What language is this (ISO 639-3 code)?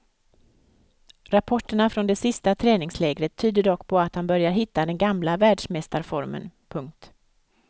swe